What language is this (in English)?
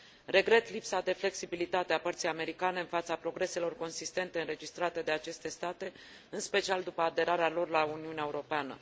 Romanian